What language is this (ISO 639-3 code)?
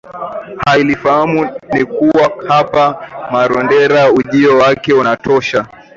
swa